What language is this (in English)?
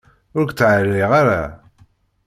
Kabyle